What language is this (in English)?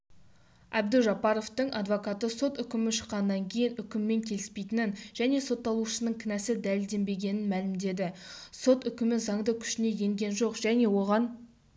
Kazakh